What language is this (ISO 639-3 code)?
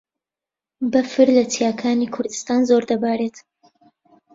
ckb